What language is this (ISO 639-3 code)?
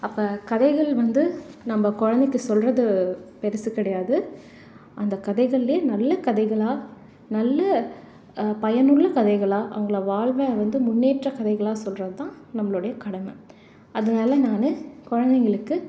tam